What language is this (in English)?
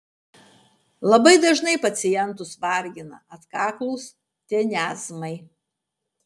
Lithuanian